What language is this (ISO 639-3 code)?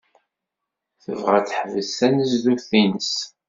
kab